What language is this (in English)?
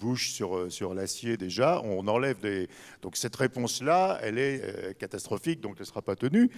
French